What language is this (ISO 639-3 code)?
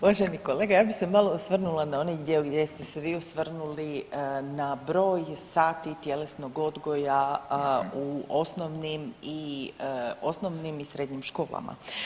hrv